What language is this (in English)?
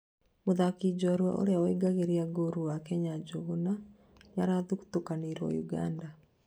Kikuyu